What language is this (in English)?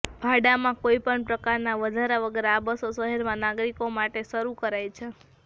Gujarati